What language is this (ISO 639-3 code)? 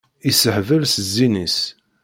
kab